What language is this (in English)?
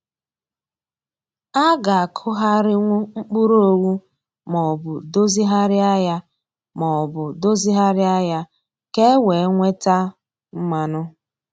Igbo